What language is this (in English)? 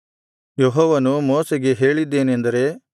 Kannada